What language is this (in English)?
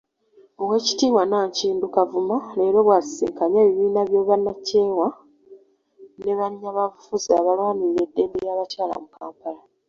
Ganda